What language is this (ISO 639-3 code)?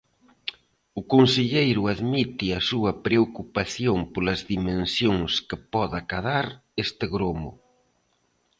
glg